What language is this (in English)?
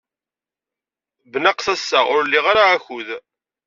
Kabyle